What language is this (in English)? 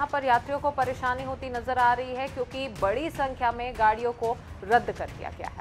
Hindi